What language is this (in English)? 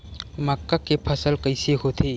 Chhattisgarhi